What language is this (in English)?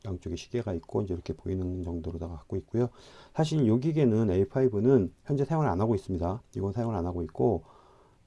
Korean